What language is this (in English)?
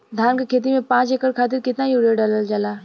Bhojpuri